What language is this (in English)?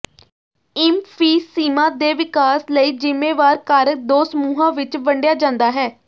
Punjabi